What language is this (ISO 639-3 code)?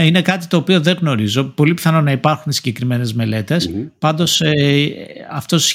ell